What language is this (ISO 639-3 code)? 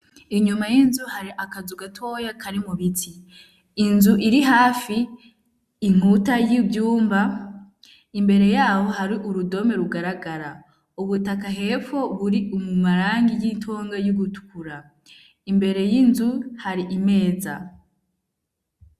run